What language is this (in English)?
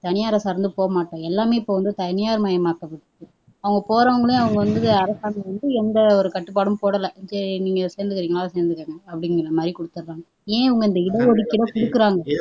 Tamil